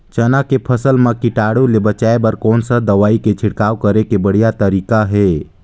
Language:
Chhattisgarhi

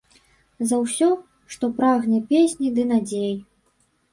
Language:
Belarusian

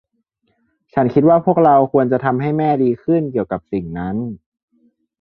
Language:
Thai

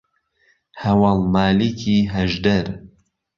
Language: Central Kurdish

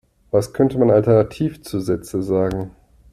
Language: German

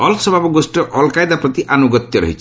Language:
Odia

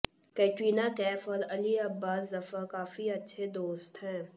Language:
Hindi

